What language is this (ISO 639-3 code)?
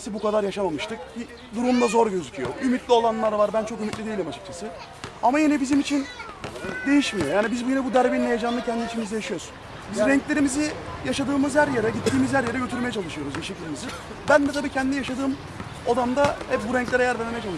tur